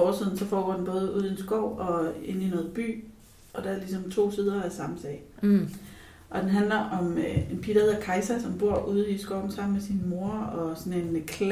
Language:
Danish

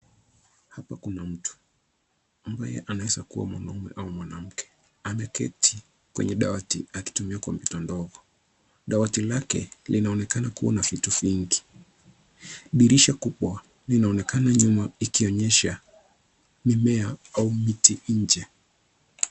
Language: Swahili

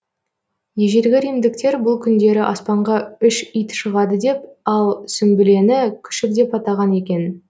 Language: Kazakh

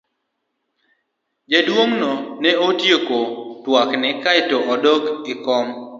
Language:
Luo (Kenya and Tanzania)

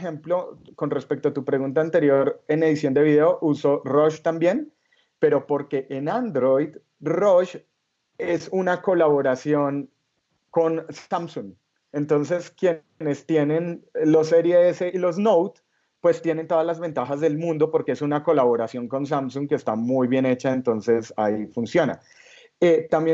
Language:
Spanish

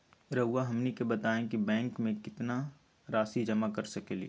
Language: Magahi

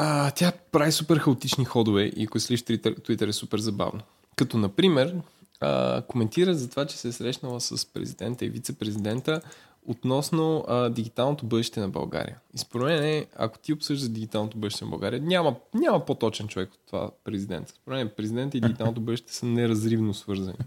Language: Bulgarian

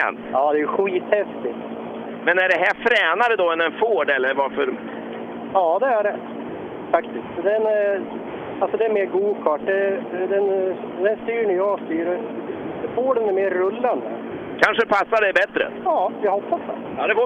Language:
Swedish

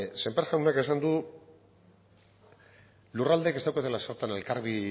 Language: Basque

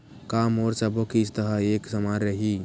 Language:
Chhattisgarhi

